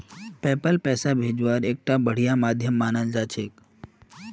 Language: Magahi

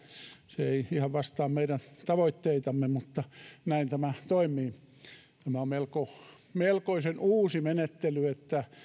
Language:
Finnish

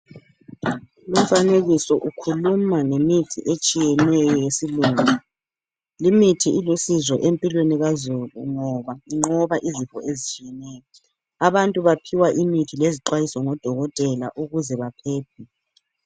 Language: North Ndebele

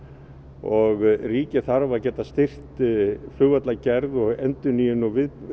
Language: Icelandic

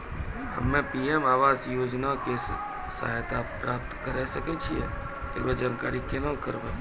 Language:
Maithili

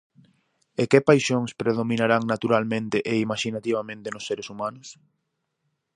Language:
Galician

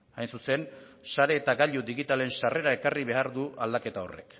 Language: Basque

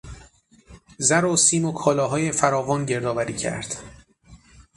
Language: Persian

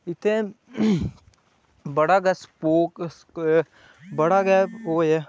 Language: Dogri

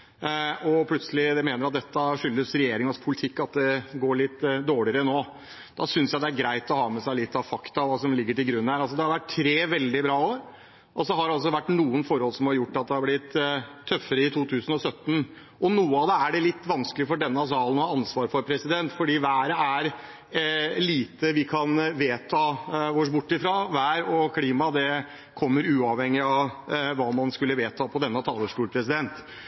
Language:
Norwegian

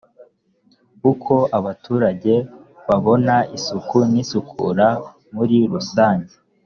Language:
Kinyarwanda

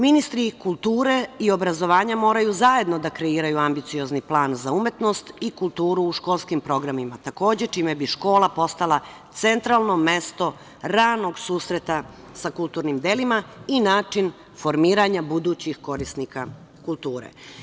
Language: Serbian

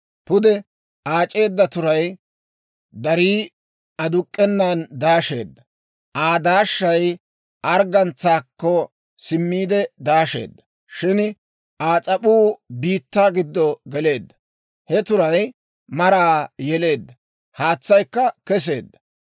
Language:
Dawro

